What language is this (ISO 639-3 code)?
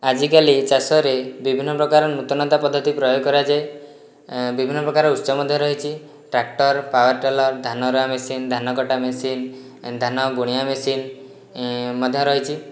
ori